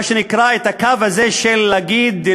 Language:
Hebrew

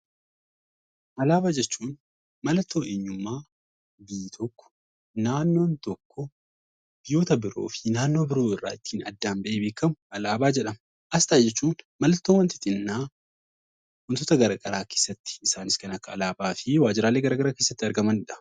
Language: Oromo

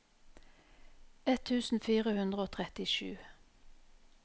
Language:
Norwegian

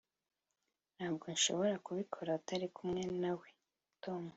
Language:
Kinyarwanda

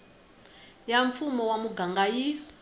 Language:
Tsonga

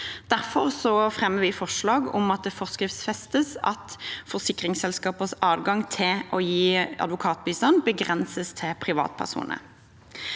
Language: Norwegian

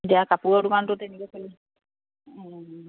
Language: Assamese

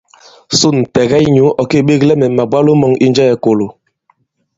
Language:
Bankon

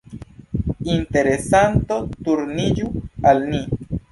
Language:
Esperanto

